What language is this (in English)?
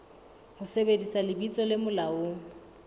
Southern Sotho